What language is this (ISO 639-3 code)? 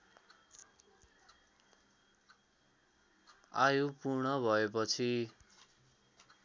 nep